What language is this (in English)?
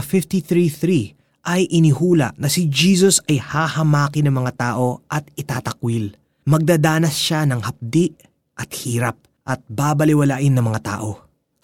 Filipino